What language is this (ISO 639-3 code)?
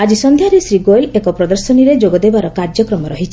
ori